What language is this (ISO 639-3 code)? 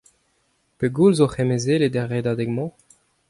bre